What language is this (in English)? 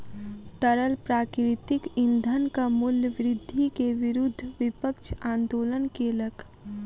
Maithili